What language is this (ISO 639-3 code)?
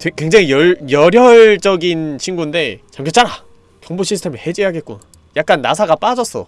kor